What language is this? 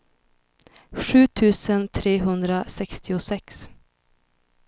Swedish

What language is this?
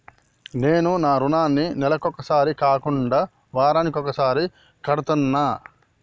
Telugu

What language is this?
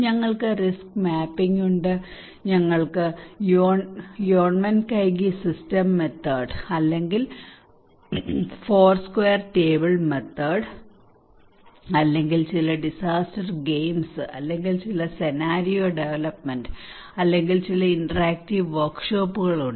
Malayalam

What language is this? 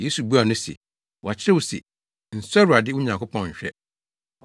Akan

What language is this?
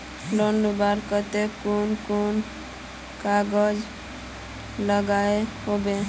Magahi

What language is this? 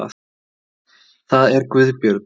Icelandic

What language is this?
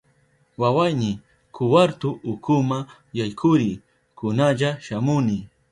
Southern Pastaza Quechua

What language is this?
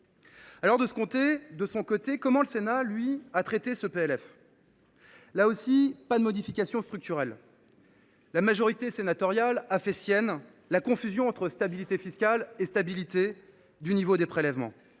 French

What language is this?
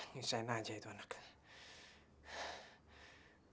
Indonesian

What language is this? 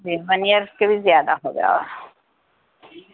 Urdu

